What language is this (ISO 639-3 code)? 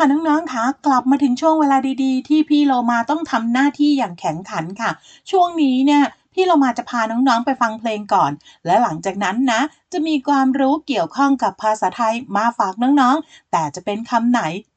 tha